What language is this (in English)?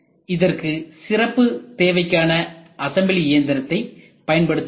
Tamil